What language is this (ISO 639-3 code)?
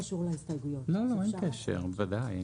heb